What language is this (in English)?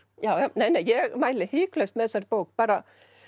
Icelandic